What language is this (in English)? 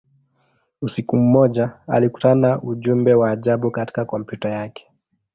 Swahili